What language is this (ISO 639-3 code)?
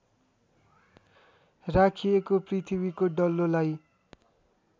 nep